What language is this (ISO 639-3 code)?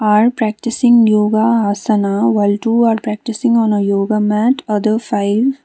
eng